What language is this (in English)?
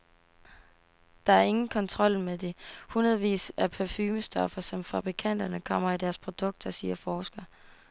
Danish